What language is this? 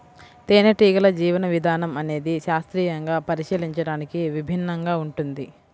Telugu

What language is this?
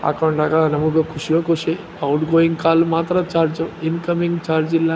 Kannada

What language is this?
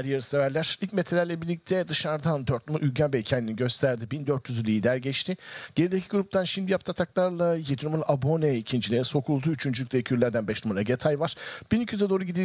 Turkish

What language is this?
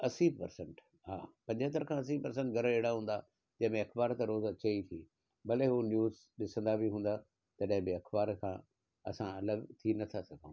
Sindhi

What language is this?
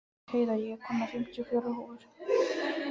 Icelandic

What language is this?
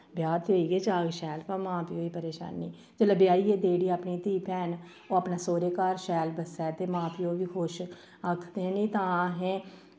Dogri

